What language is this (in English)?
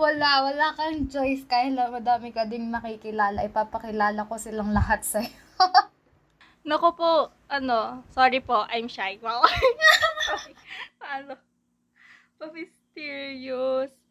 Filipino